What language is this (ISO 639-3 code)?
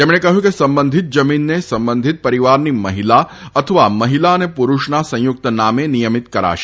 guj